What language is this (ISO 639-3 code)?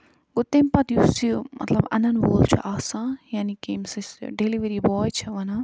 kas